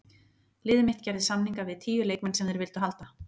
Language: Icelandic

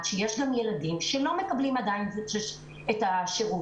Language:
Hebrew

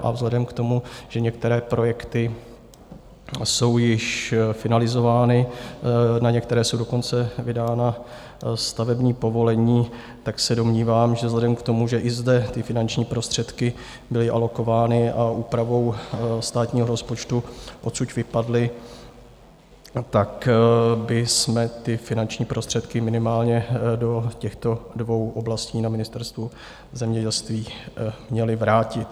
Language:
Czech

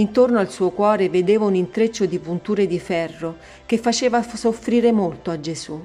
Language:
Italian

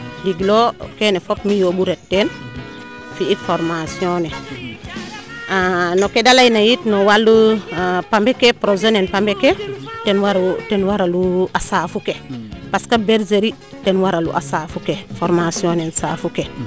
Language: Serer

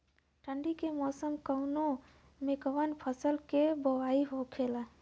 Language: Bhojpuri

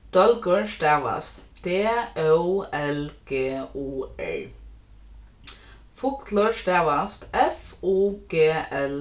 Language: Faroese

